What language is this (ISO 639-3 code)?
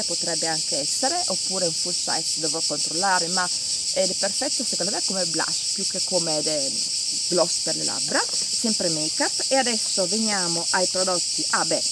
ita